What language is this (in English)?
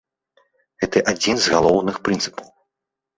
Belarusian